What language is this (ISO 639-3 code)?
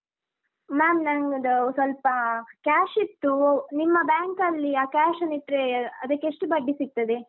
kan